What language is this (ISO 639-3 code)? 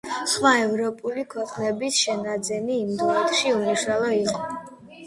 kat